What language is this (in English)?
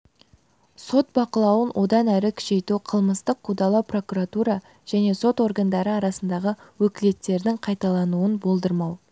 Kazakh